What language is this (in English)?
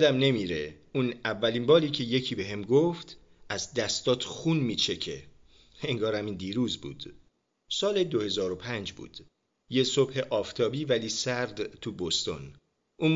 Persian